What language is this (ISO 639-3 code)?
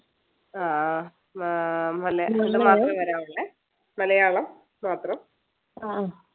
mal